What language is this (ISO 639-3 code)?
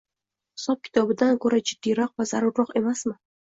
uzb